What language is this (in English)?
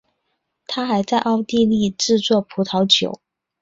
Chinese